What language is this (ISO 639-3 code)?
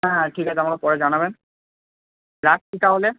ben